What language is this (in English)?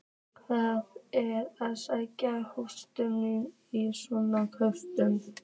Icelandic